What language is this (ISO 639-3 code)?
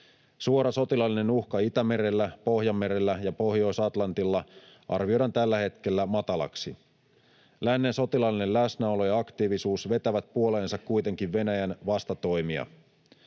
fin